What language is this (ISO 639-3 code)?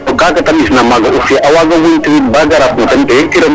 srr